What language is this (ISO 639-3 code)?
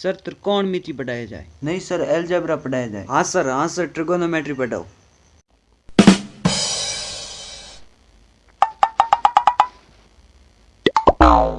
hin